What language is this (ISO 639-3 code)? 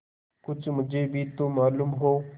hin